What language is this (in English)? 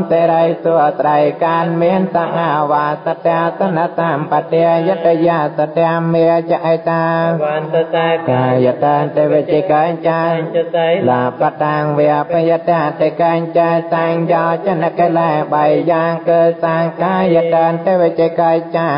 Thai